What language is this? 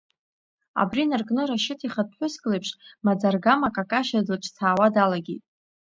Abkhazian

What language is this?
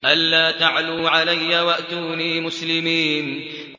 Arabic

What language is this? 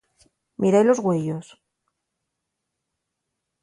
Asturian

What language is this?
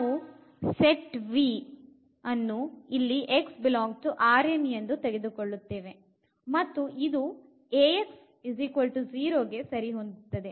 Kannada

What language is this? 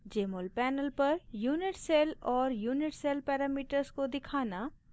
Hindi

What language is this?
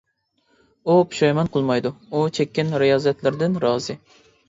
Uyghur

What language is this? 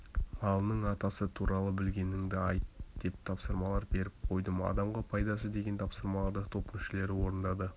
Kazakh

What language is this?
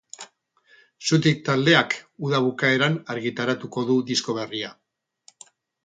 Basque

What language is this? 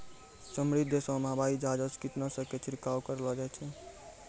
Maithili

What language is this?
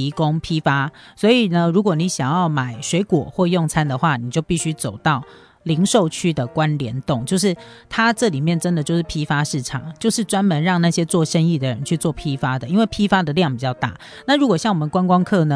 Chinese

